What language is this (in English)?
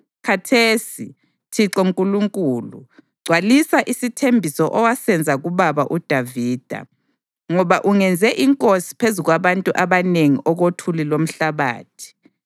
North Ndebele